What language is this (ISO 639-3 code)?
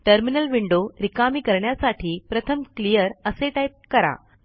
mar